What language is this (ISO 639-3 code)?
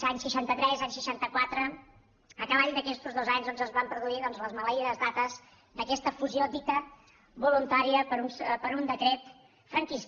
cat